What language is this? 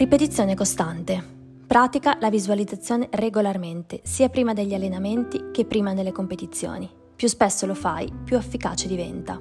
Italian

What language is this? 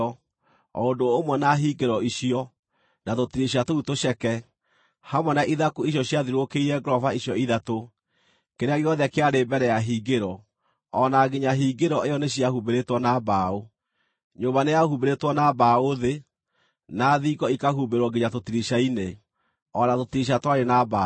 Kikuyu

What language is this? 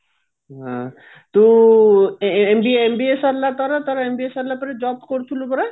Odia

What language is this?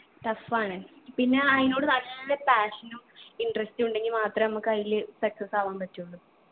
Malayalam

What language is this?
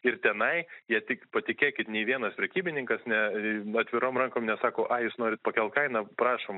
Lithuanian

